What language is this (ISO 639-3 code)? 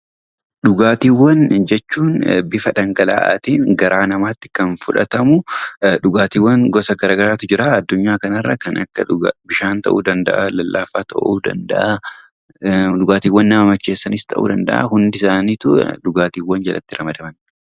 orm